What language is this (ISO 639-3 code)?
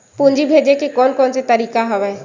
hne